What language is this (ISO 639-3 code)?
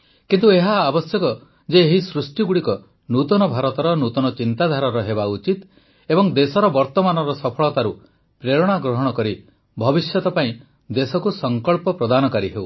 ori